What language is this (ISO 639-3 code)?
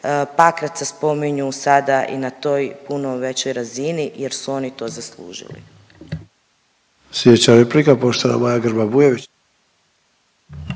hrv